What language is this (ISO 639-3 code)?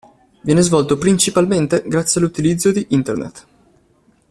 ita